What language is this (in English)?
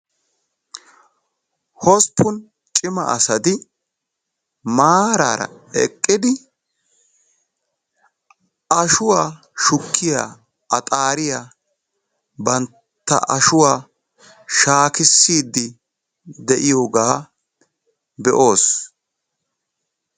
Wolaytta